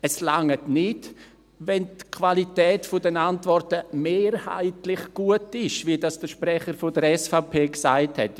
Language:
Swiss German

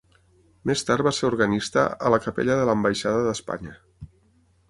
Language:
Catalan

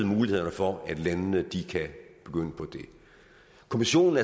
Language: Danish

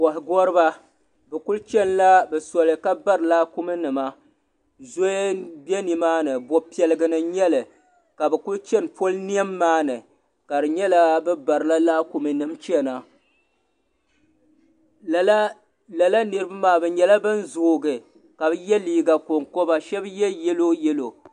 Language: Dagbani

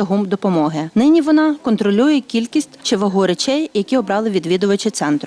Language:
Ukrainian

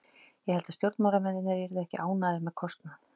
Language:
Icelandic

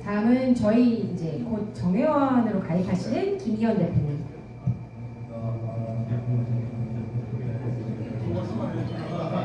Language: Korean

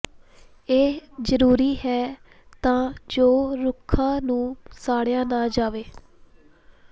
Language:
Punjabi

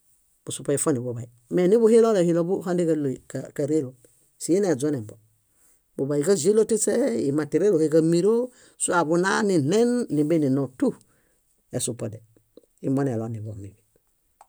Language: Bayot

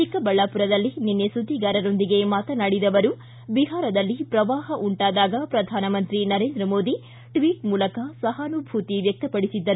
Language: Kannada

